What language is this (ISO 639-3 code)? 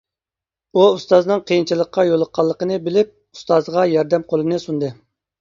uig